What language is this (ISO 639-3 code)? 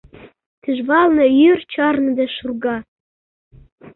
chm